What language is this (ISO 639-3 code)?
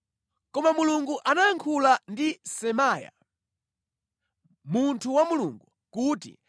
nya